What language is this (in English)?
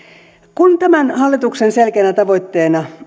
Finnish